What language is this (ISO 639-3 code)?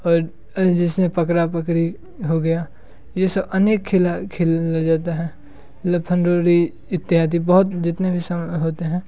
hin